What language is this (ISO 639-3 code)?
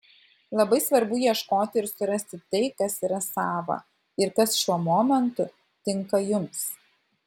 lit